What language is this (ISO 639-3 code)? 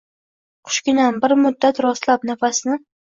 uzb